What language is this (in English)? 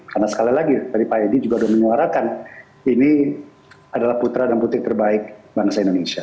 Indonesian